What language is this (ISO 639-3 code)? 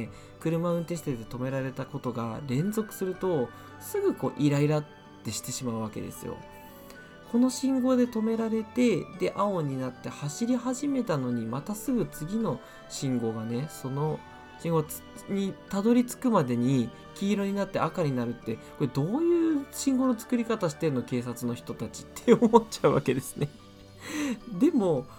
jpn